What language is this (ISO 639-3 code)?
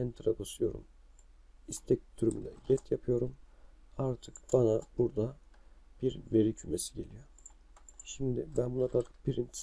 tur